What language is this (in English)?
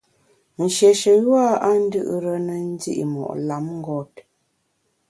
Bamun